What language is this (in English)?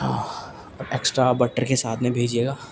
Urdu